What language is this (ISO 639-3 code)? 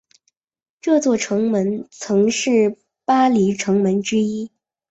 zho